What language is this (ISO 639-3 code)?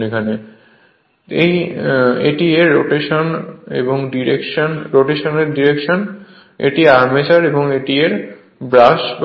ben